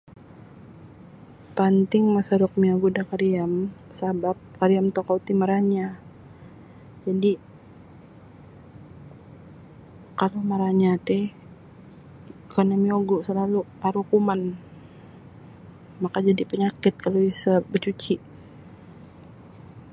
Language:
Sabah Bisaya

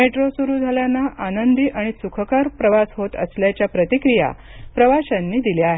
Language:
Marathi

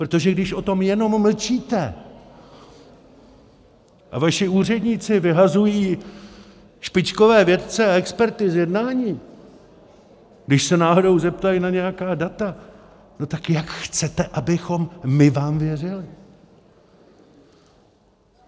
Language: Czech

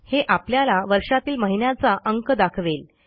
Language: Marathi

